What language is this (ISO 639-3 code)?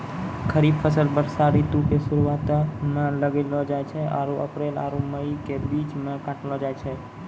mai